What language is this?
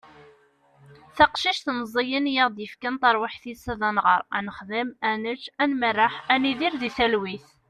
Kabyle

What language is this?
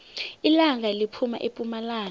South Ndebele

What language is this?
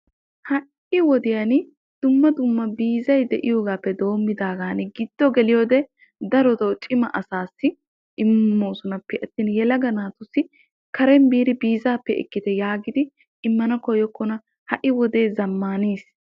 Wolaytta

